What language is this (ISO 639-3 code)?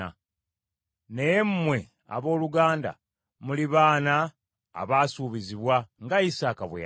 lug